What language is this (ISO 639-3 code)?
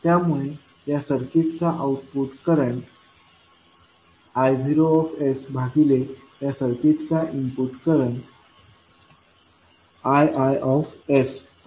mar